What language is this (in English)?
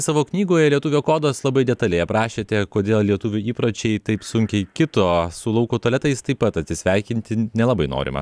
Lithuanian